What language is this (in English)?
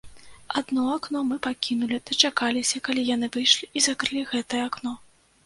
Belarusian